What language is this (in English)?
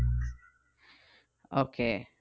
Bangla